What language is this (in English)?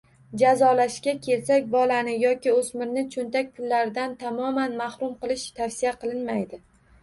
Uzbek